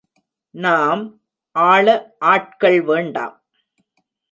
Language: Tamil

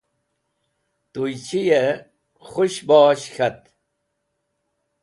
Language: Wakhi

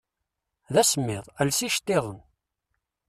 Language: Kabyle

